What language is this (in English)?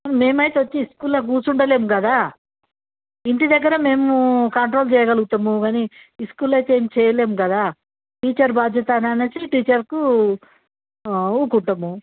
Telugu